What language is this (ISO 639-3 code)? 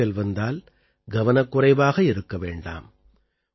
tam